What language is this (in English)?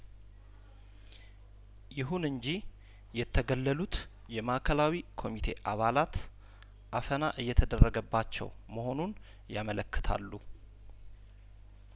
Amharic